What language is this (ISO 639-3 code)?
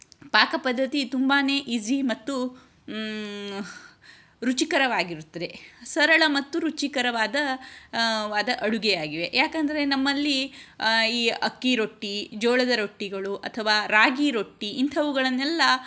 kan